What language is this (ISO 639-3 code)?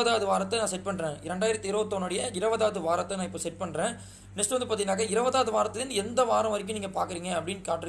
tam